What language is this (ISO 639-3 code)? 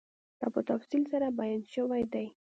pus